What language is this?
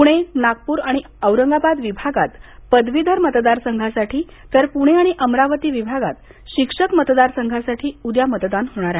Marathi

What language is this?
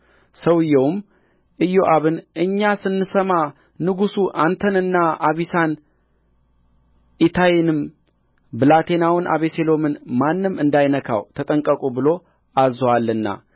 Amharic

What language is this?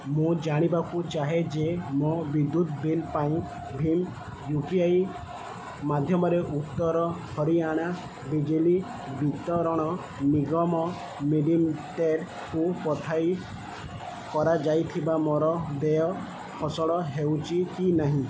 Odia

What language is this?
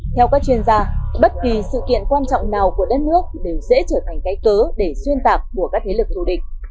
Vietnamese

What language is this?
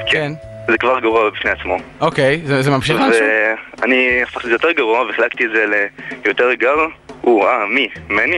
Hebrew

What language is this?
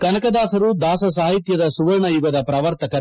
Kannada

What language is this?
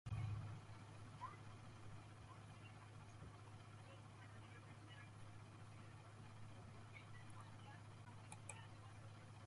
Southern Pastaza Quechua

